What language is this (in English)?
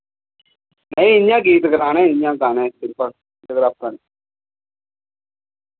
Dogri